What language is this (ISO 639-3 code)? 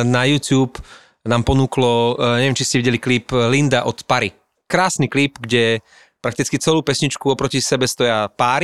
slk